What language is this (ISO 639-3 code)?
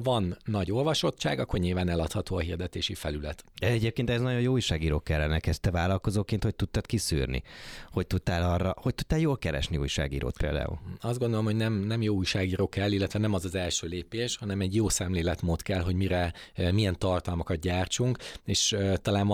hun